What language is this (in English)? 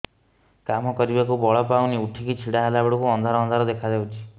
Odia